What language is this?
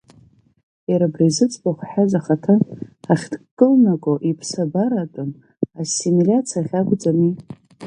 Abkhazian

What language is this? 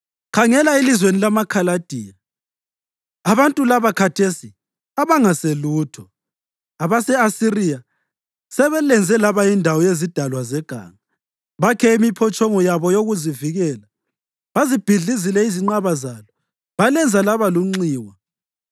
North Ndebele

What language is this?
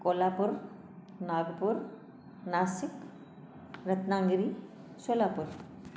Sindhi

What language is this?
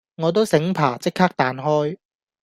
Cantonese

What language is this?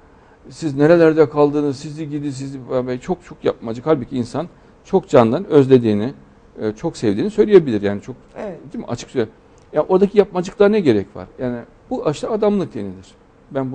Turkish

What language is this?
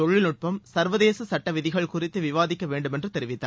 Tamil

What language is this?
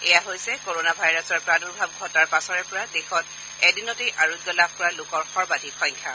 Assamese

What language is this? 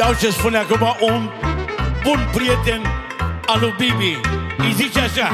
Romanian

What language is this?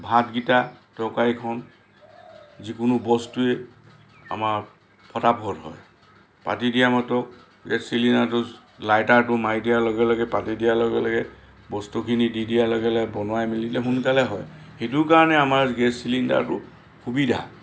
Assamese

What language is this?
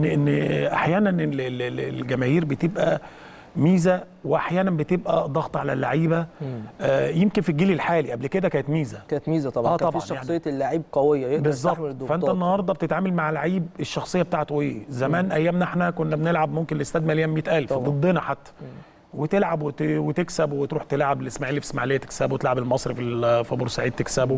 Arabic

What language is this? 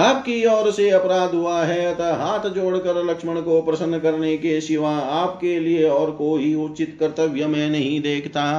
Hindi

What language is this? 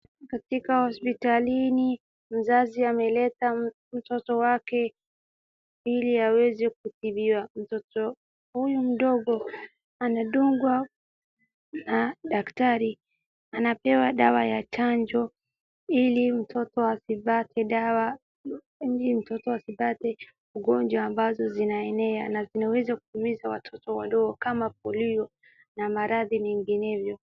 Swahili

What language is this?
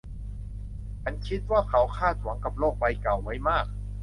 Thai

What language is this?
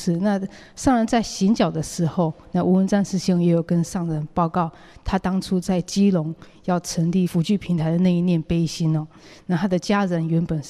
Chinese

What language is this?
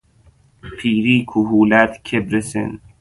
Persian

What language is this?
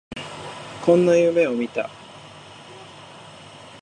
Japanese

